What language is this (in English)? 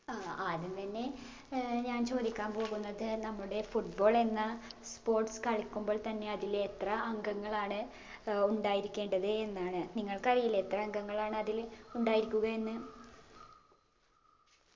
Malayalam